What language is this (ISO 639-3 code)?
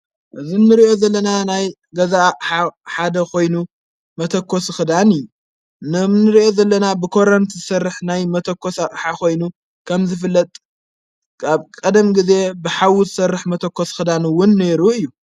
tir